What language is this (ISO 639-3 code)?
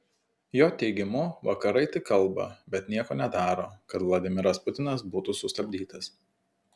lit